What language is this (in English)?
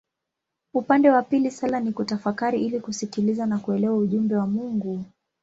Swahili